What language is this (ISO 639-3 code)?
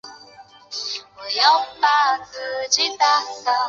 zho